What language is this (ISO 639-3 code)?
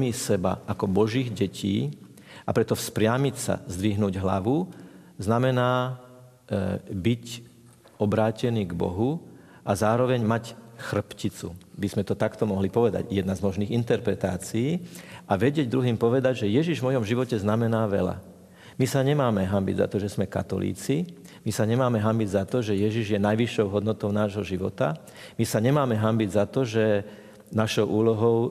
slk